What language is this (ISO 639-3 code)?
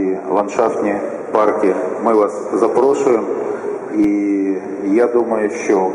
ukr